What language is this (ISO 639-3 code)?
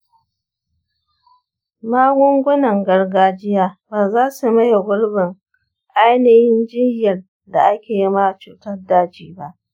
hau